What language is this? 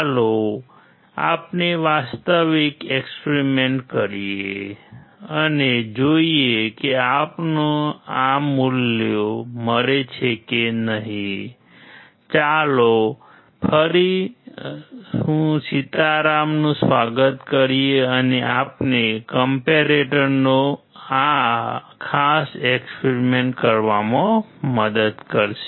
Gujarati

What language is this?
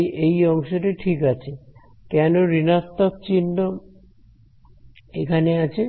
Bangla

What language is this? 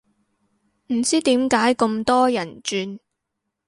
Cantonese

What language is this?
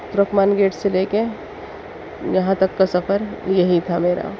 Urdu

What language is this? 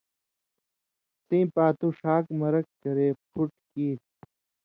Indus Kohistani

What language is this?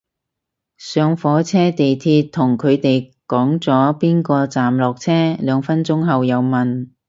Cantonese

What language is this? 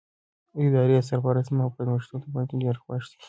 Pashto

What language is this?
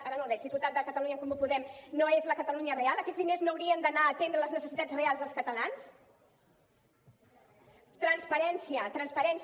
Catalan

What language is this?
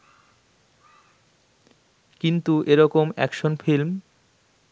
Bangla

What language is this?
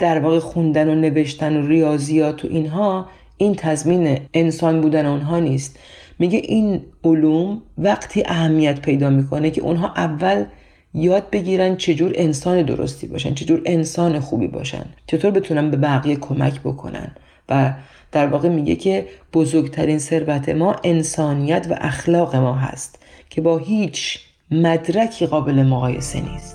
Persian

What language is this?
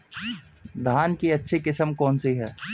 Hindi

